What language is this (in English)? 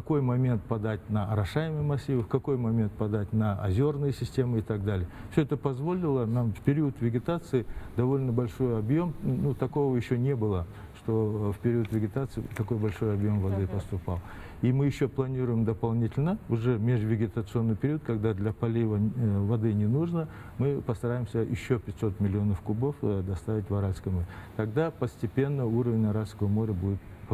Russian